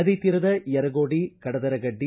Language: Kannada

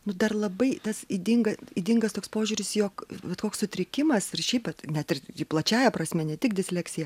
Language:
Lithuanian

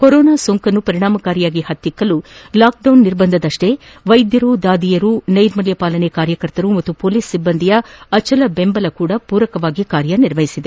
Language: Kannada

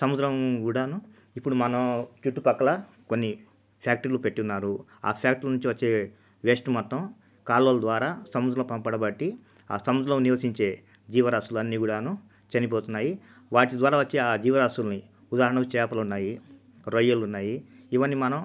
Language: Telugu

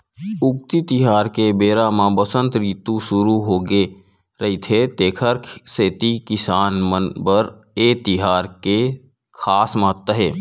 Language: Chhattisgarhi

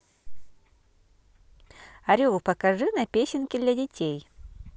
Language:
Russian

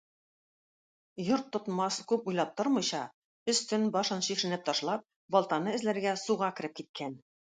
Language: Tatar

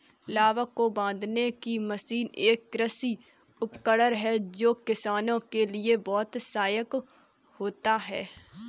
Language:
Hindi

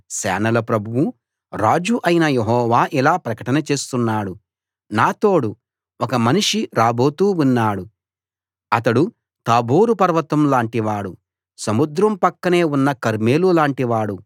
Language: Telugu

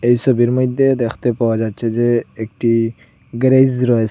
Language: Bangla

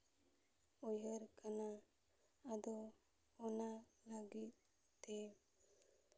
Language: Santali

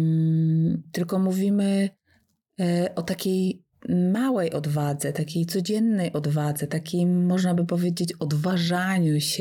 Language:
Polish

